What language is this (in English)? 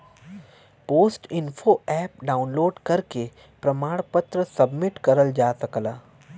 Bhojpuri